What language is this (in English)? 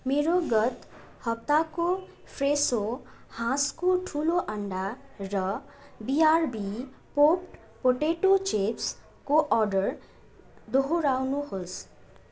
Nepali